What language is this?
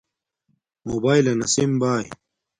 Domaaki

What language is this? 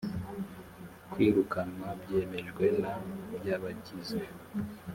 Kinyarwanda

